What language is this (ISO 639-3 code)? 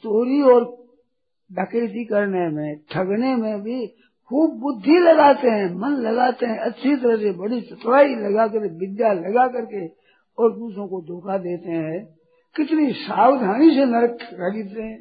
hin